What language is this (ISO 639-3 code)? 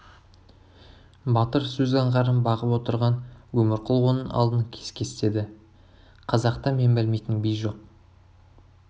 kaz